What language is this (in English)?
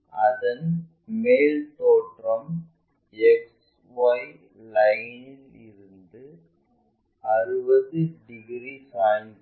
Tamil